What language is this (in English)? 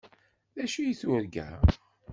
Kabyle